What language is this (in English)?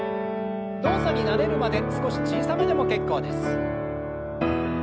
Japanese